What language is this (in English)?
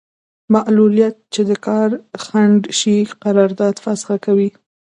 Pashto